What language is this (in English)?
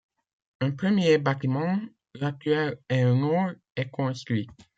French